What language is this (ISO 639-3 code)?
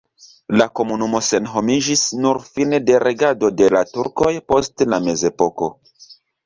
epo